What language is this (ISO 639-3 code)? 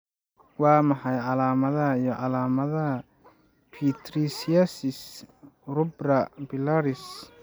som